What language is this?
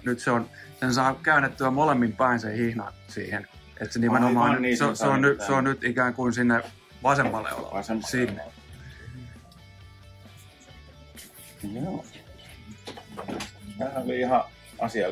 Finnish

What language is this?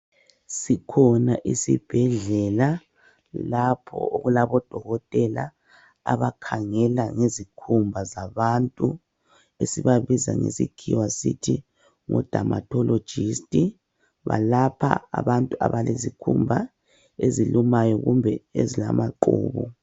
North Ndebele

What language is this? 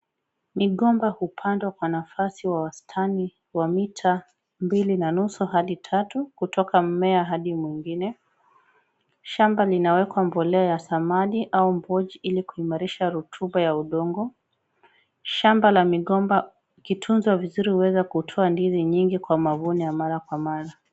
Swahili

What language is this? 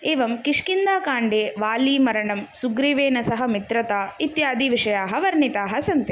Sanskrit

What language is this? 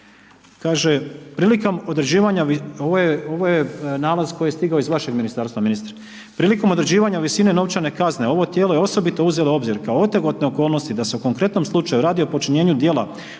Croatian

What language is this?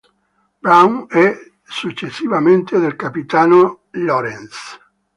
Italian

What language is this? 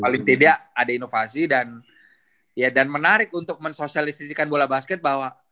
Indonesian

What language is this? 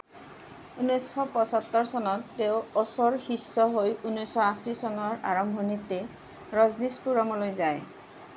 Assamese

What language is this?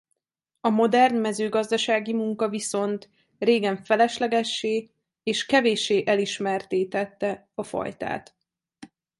Hungarian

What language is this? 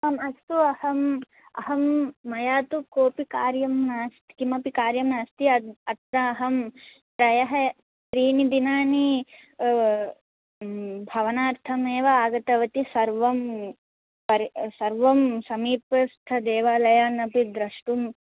Sanskrit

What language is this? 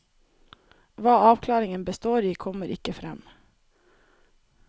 Norwegian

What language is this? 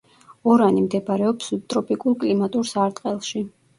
Georgian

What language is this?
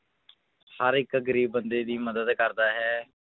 Punjabi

